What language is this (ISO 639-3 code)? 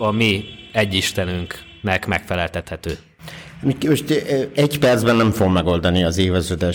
hun